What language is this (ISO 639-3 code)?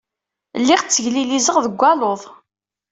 kab